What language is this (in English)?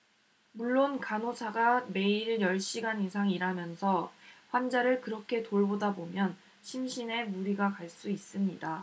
Korean